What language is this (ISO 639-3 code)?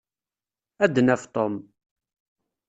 kab